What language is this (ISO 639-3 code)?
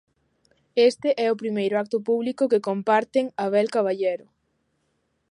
glg